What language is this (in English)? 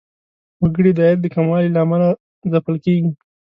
Pashto